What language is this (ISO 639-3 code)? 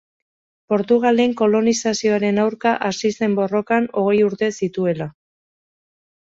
eus